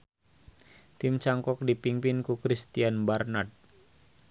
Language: Sundanese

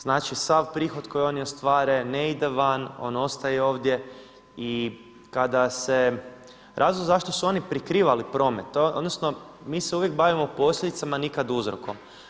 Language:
Croatian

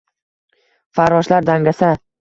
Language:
Uzbek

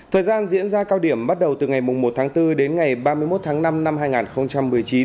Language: Vietnamese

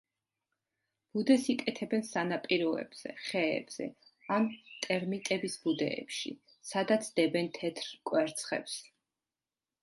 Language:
Georgian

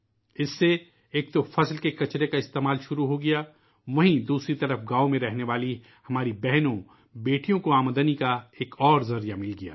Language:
Urdu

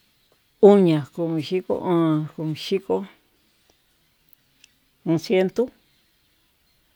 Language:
Tututepec Mixtec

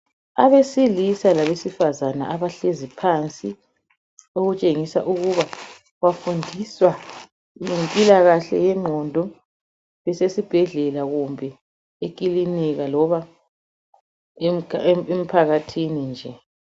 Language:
North Ndebele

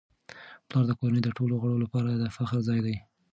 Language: Pashto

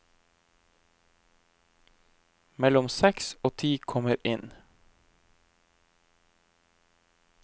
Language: Norwegian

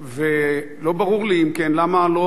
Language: Hebrew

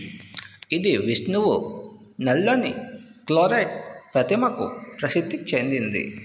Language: Telugu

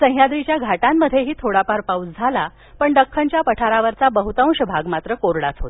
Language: Marathi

